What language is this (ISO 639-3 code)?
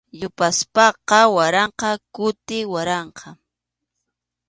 qxu